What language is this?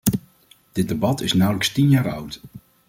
Dutch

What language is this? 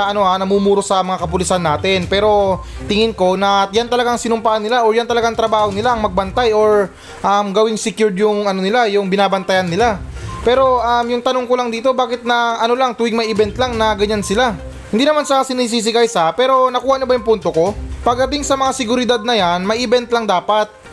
Filipino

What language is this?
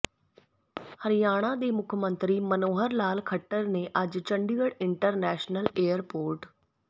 Punjabi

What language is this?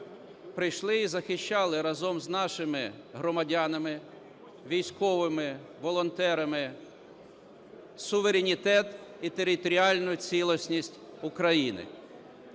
Ukrainian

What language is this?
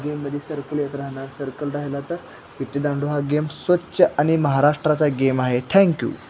Marathi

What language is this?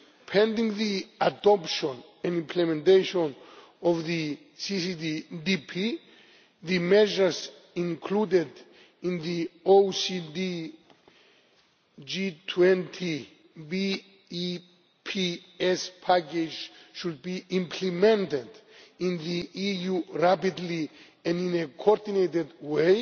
English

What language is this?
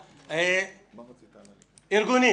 Hebrew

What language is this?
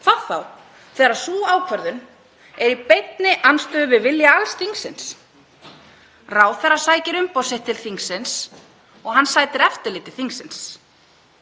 Icelandic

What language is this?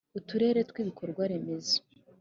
Kinyarwanda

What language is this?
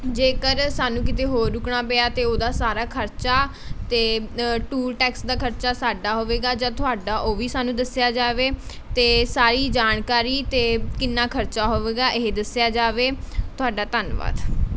Punjabi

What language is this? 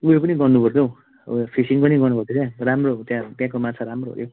Nepali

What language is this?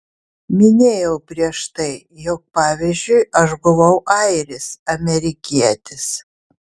Lithuanian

